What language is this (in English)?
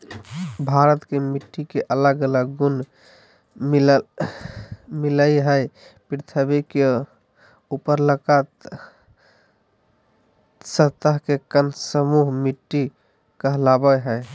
Magahi